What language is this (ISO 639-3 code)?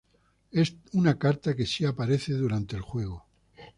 spa